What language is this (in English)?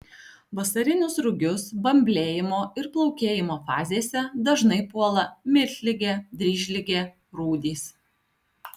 Lithuanian